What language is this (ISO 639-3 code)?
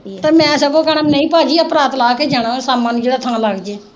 pan